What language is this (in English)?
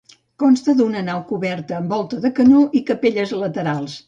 Catalan